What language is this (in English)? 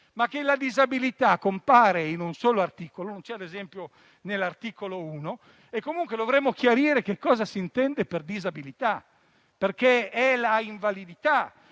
Italian